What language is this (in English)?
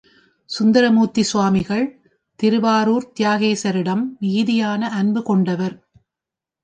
Tamil